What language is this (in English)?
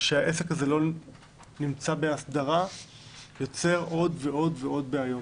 Hebrew